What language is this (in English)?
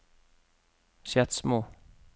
Norwegian